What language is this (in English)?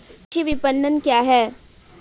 Hindi